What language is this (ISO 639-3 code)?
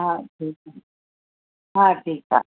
snd